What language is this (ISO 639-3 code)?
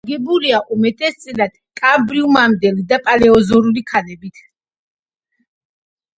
kat